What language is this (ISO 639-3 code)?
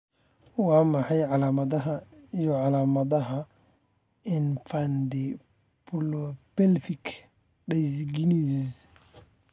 som